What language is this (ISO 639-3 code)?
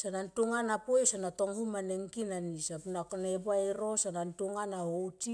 tqp